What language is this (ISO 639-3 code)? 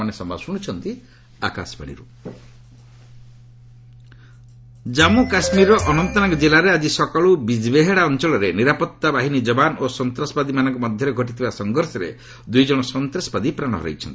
ori